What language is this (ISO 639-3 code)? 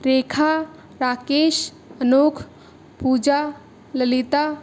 san